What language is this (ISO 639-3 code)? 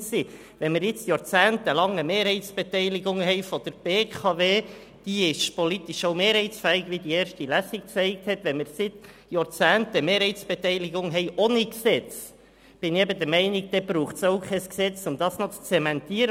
gsw